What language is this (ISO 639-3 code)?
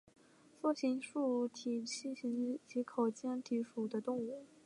zho